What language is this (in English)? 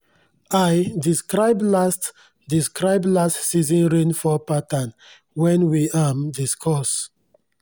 Nigerian Pidgin